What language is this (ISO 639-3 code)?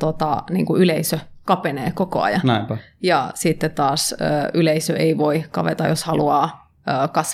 fin